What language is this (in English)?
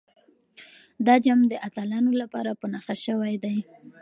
Pashto